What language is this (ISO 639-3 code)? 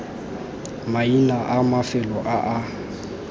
tsn